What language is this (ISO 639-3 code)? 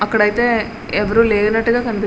tel